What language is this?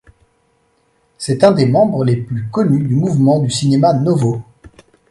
French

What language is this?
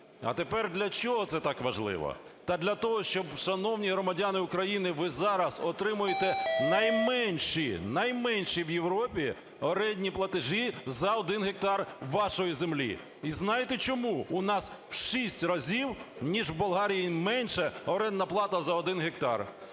Ukrainian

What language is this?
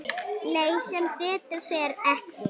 Icelandic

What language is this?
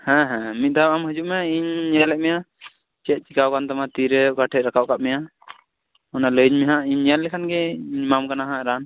Santali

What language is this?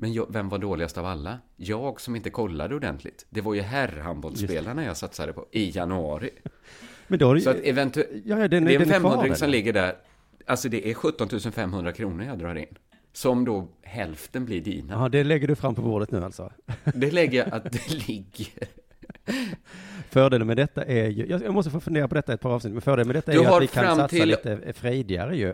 Swedish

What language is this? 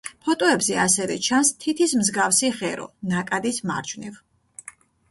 Georgian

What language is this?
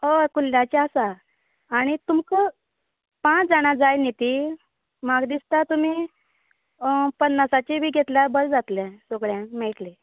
Konkani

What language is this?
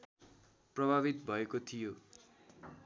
Nepali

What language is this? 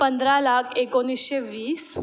Marathi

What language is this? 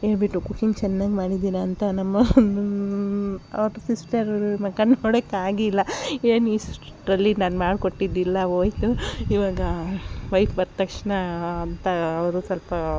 Kannada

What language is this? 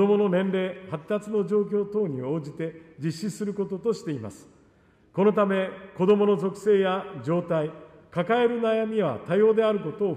Japanese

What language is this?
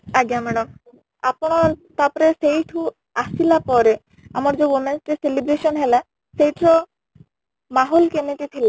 Odia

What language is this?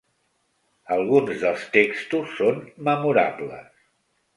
Catalan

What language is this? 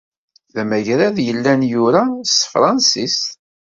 Kabyle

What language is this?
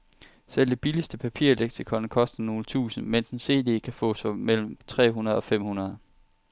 Danish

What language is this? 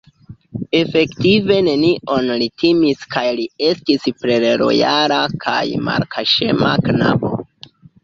Esperanto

